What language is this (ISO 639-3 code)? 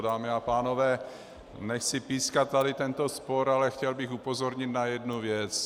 ces